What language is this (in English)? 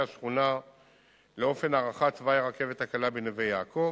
Hebrew